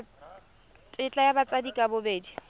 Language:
Tswana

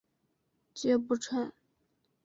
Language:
Chinese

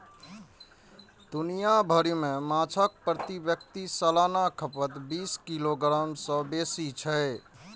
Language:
Maithili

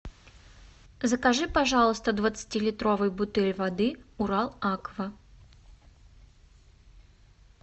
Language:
Russian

